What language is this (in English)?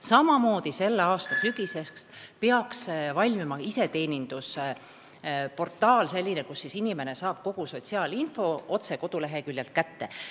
Estonian